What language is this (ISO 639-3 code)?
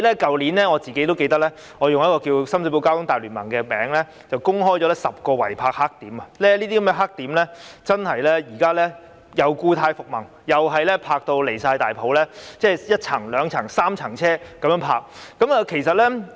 yue